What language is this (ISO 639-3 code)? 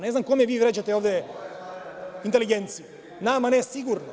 srp